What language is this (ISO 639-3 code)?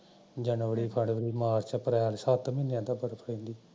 pan